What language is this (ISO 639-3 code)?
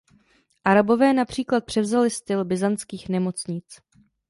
ces